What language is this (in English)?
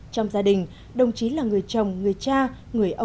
Vietnamese